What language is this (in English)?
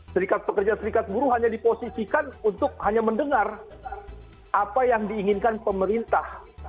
Indonesian